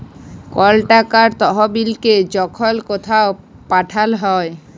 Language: Bangla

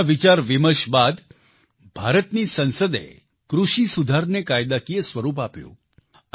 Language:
Gujarati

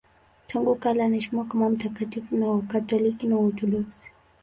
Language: Swahili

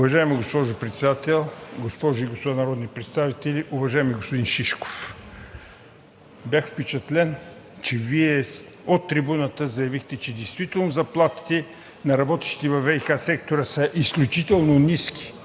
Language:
Bulgarian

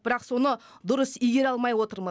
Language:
Kazakh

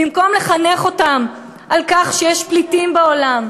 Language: Hebrew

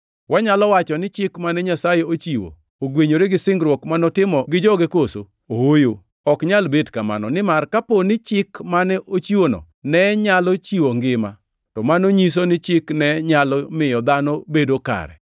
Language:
Luo (Kenya and Tanzania)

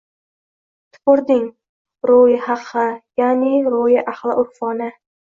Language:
Uzbek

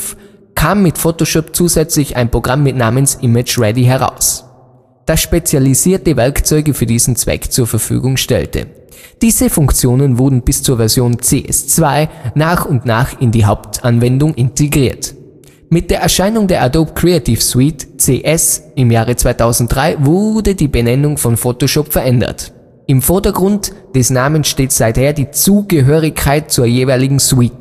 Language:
German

